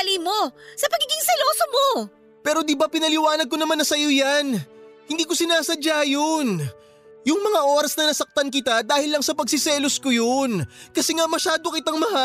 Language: Filipino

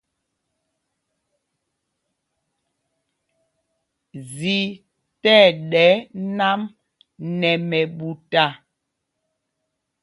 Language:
Mpumpong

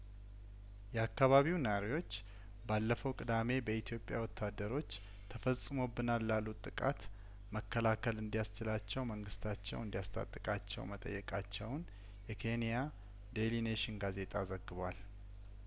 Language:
Amharic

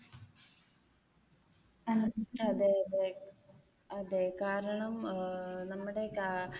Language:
Malayalam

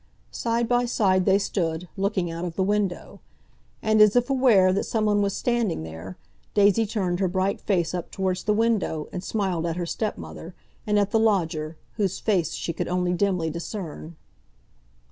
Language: English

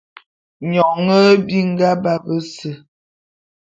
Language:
Bulu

